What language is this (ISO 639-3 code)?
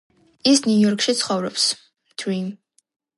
kat